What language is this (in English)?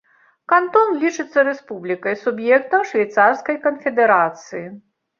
Belarusian